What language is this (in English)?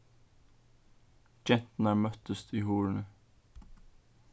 Faroese